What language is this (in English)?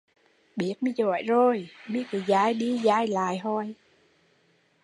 Vietnamese